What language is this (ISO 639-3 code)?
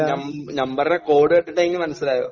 mal